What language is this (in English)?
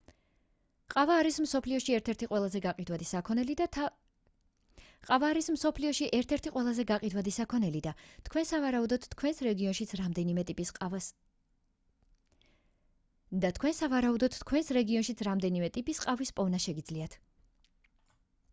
Georgian